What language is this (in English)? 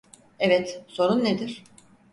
Turkish